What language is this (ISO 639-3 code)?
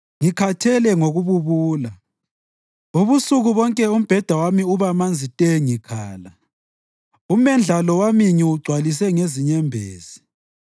nde